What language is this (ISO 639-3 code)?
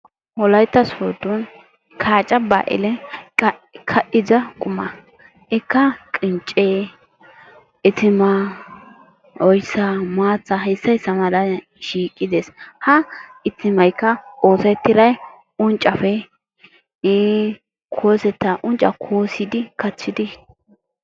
wal